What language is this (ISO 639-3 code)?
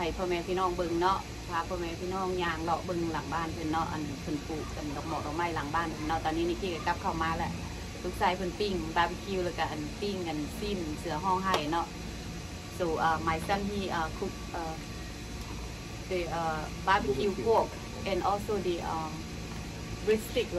tha